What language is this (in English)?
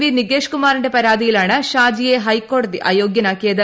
Malayalam